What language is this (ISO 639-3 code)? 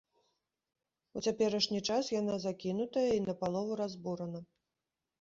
bel